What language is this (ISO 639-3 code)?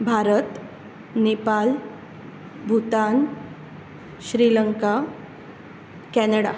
kok